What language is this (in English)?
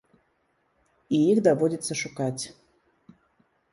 Belarusian